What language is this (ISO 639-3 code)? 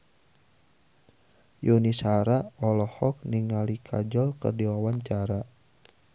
sun